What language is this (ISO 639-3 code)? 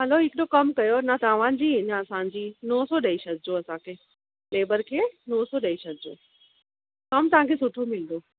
snd